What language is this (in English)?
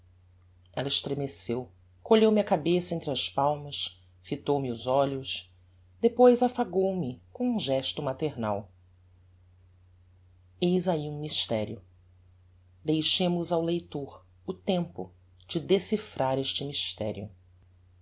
Portuguese